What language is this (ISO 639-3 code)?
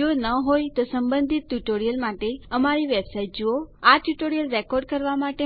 guj